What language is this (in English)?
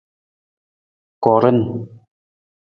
Nawdm